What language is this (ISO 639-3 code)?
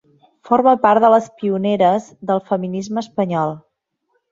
cat